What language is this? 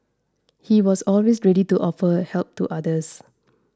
English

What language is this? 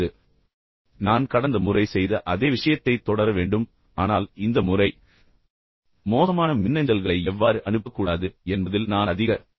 Tamil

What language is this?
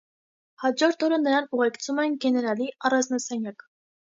Armenian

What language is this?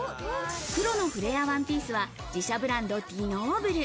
Japanese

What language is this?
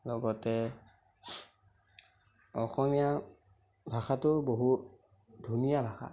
Assamese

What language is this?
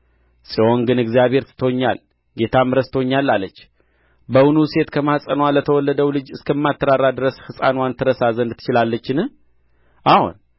Amharic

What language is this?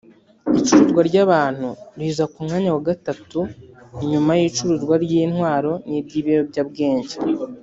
Kinyarwanda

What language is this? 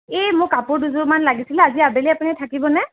Assamese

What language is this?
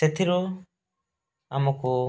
Odia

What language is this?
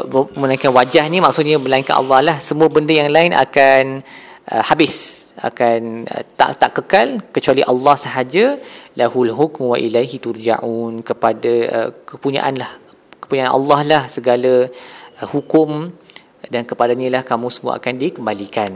Malay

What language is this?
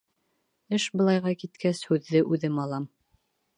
Bashkir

